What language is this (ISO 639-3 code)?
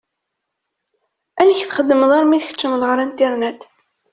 kab